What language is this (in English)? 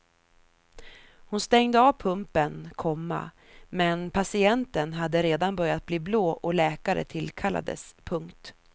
Swedish